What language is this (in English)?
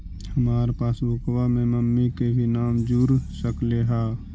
Magahi